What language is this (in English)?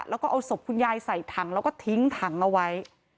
Thai